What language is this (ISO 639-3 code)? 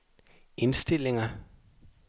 dan